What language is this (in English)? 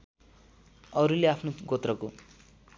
Nepali